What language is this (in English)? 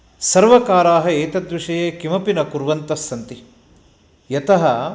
Sanskrit